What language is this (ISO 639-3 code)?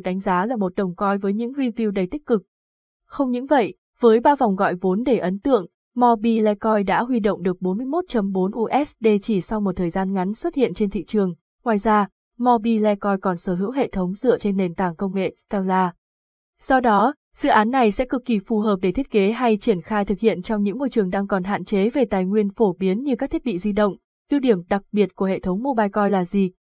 vie